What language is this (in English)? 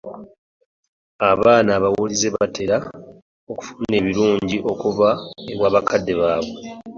Ganda